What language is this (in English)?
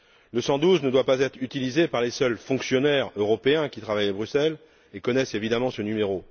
French